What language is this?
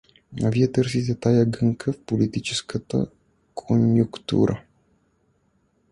Bulgarian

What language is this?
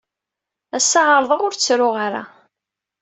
Kabyle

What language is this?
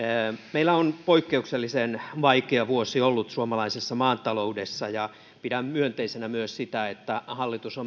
Finnish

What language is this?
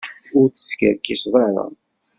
Kabyle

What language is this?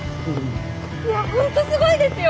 Japanese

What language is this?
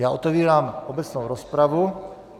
Czech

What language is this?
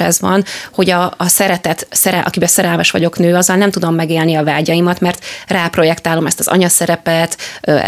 Hungarian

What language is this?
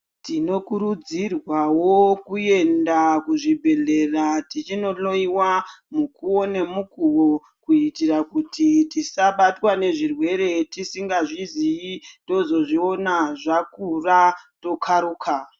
Ndau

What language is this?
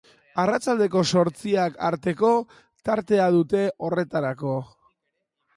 Basque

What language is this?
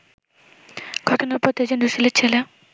Bangla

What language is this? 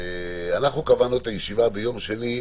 Hebrew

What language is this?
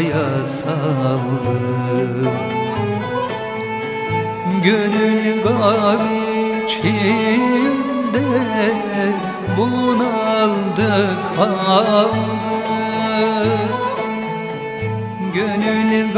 Arabic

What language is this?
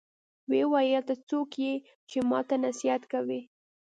Pashto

